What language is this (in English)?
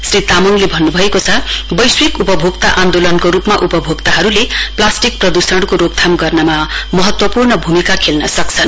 Nepali